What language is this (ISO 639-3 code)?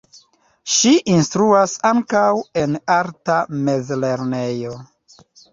epo